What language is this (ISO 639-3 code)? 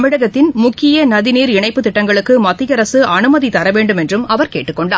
tam